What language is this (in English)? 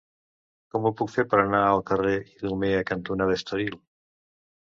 Catalan